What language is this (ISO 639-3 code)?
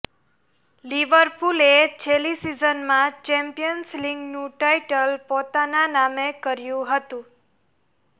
guj